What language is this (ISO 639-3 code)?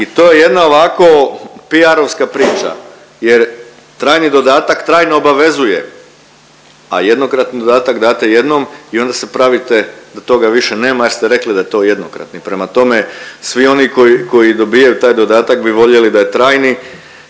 hrv